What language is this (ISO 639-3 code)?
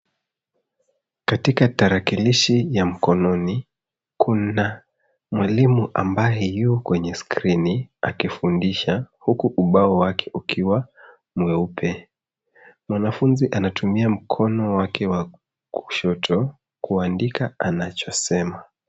swa